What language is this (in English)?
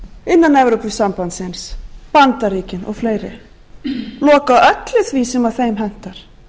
Icelandic